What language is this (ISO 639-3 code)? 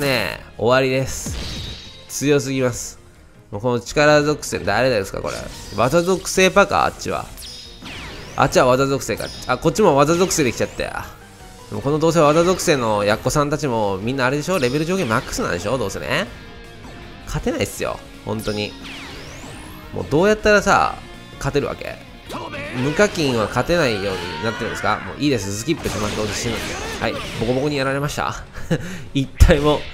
jpn